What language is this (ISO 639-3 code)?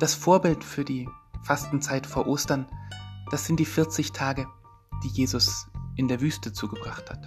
deu